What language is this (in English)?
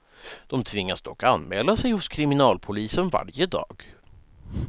Swedish